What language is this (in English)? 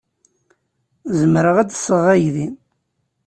Kabyle